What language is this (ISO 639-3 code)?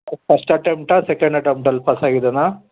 kan